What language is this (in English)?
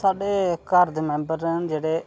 Dogri